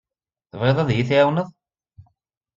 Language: Kabyle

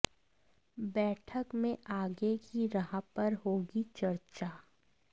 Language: Hindi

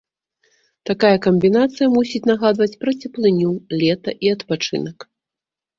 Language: Belarusian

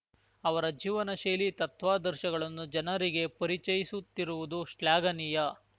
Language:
Kannada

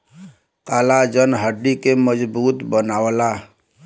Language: Bhojpuri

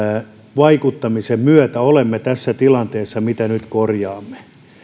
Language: Finnish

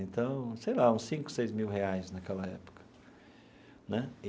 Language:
Portuguese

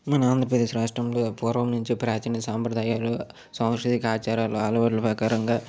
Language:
Telugu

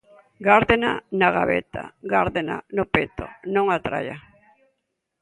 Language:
Galician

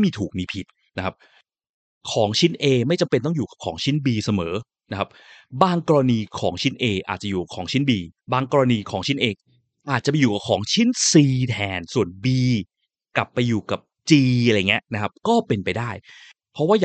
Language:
Thai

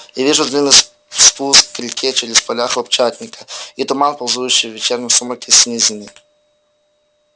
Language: Russian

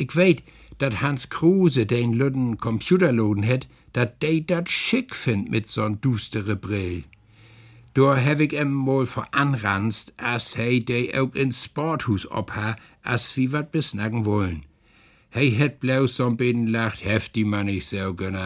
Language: German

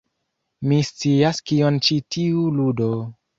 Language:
Esperanto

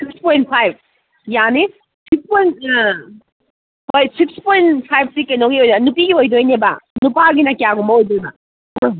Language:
Manipuri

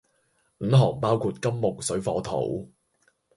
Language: Cantonese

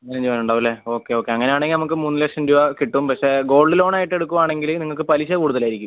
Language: Malayalam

